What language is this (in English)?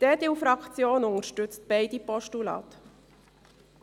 Swiss German